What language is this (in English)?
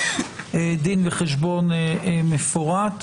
Hebrew